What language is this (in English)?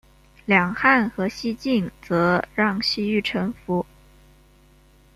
Chinese